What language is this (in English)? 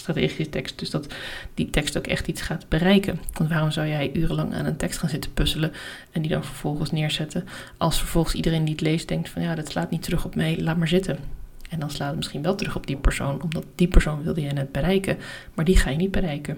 Dutch